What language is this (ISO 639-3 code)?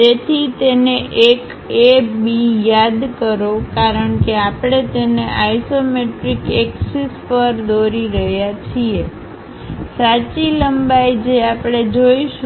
guj